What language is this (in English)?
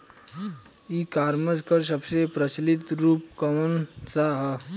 Bhojpuri